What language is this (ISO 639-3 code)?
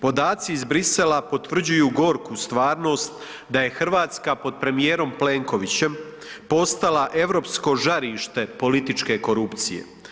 hrv